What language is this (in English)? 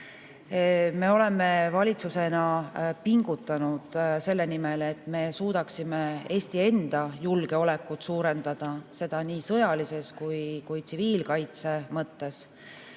Estonian